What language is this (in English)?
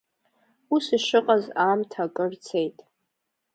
Abkhazian